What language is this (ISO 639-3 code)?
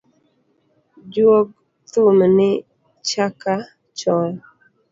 luo